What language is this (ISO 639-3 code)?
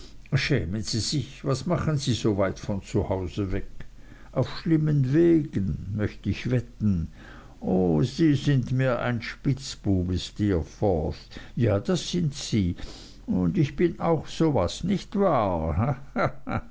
deu